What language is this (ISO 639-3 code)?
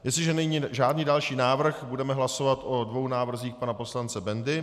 ces